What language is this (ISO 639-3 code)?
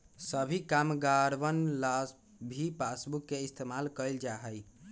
mag